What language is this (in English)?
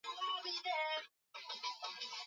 Swahili